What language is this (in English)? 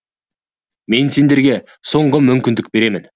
Kazakh